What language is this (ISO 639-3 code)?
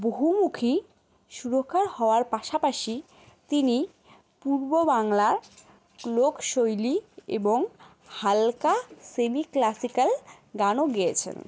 ben